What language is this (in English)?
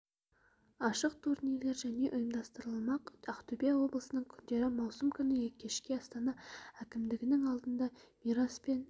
Kazakh